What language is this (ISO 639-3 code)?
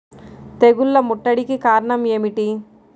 tel